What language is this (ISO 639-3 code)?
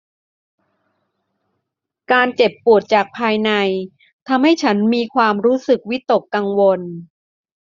tha